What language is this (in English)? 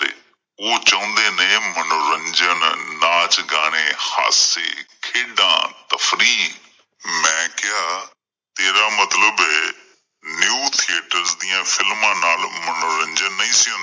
Punjabi